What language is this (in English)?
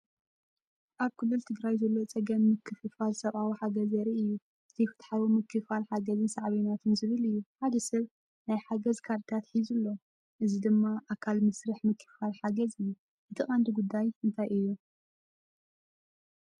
Tigrinya